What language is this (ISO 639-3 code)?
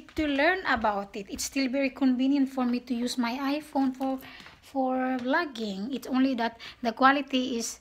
fil